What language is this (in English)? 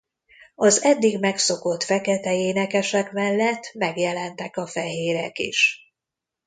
Hungarian